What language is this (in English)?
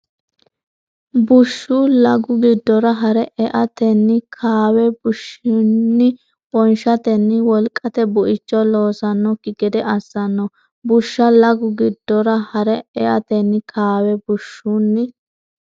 Sidamo